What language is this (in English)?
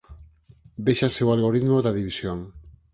Galician